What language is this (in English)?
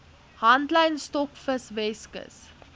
Afrikaans